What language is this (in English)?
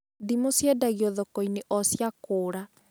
Kikuyu